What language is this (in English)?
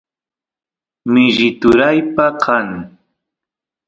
Santiago del Estero Quichua